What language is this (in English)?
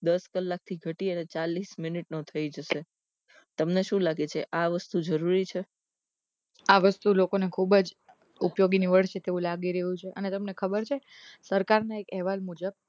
Gujarati